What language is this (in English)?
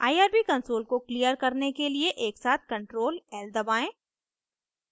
Hindi